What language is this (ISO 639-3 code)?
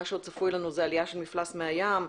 heb